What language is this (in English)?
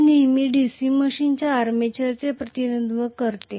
Marathi